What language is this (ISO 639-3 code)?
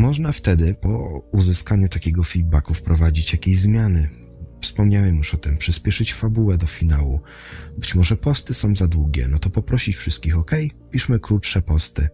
pol